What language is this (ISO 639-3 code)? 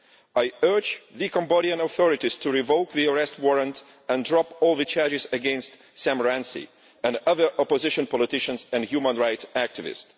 eng